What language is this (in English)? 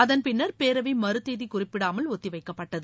Tamil